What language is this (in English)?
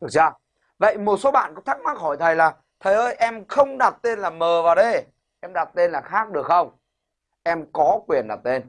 Vietnamese